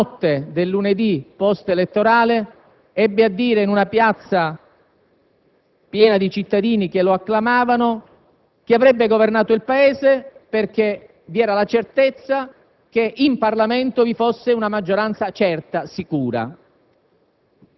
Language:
Italian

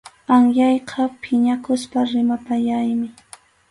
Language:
Arequipa-La Unión Quechua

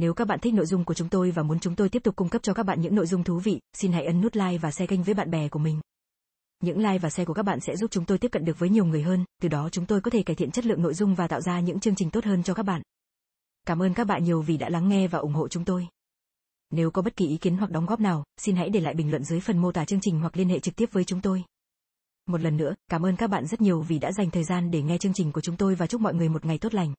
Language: Vietnamese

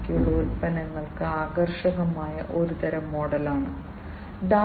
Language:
Malayalam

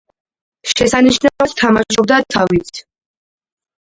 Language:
Georgian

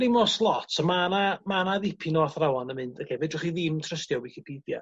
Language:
Welsh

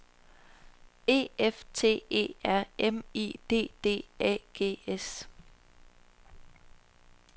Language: Danish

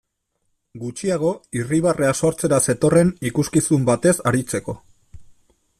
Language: Basque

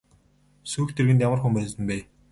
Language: Mongolian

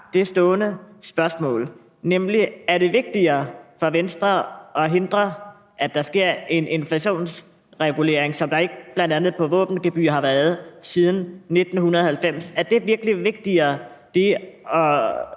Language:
Danish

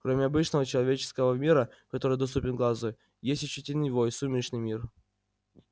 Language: Russian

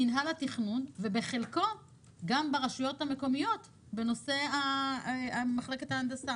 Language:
Hebrew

